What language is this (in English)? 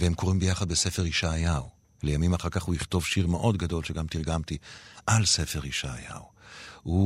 Hebrew